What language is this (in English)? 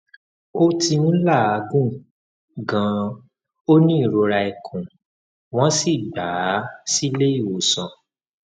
Yoruba